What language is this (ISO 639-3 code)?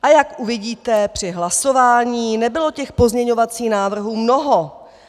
ces